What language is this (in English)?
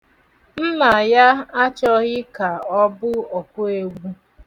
Igbo